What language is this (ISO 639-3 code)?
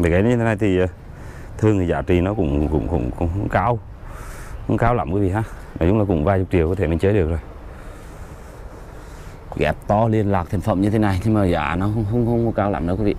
vie